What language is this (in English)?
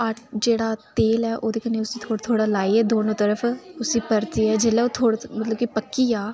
Dogri